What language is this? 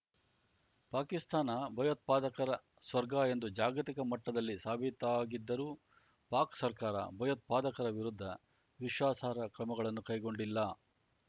Kannada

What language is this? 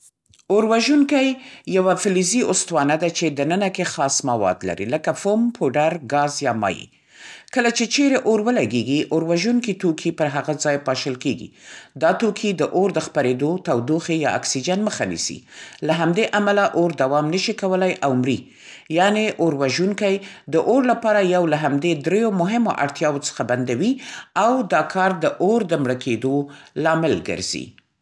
Central Pashto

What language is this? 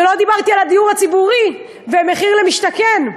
Hebrew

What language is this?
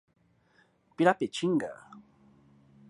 Portuguese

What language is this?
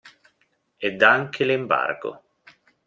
Italian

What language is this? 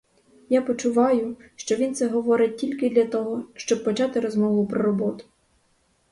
Ukrainian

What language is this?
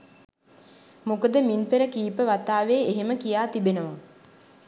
Sinhala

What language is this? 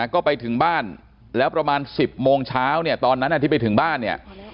Thai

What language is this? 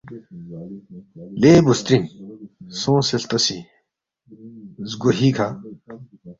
Balti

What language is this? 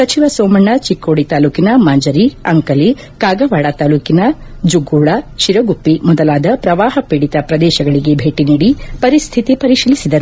Kannada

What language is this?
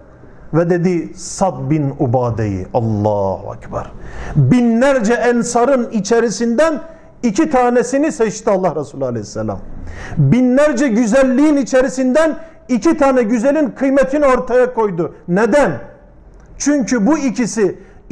Turkish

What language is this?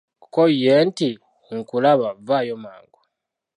Ganda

